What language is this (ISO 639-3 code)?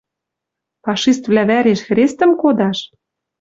mrj